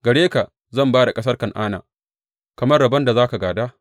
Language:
Hausa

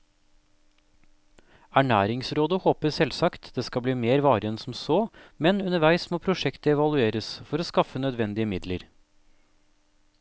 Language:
Norwegian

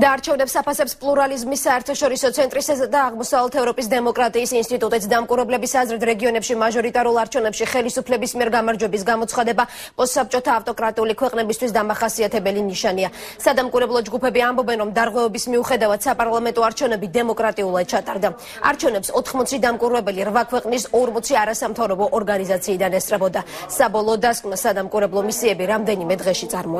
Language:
Romanian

